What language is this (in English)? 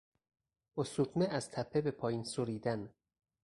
Persian